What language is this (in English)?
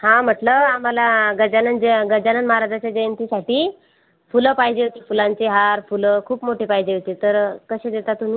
Marathi